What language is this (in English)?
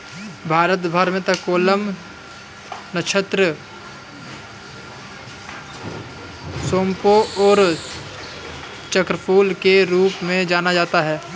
Hindi